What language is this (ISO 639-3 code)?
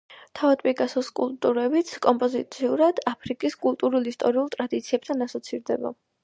kat